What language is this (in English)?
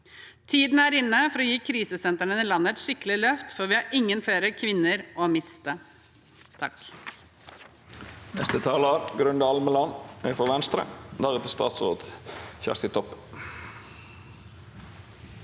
Norwegian